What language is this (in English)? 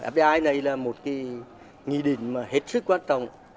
Vietnamese